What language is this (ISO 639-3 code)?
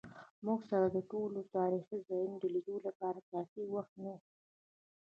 pus